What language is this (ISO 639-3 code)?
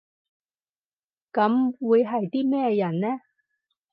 yue